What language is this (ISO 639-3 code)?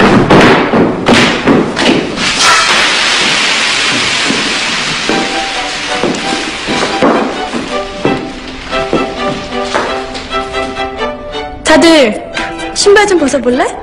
kor